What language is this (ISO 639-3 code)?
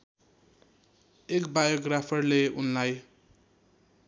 nep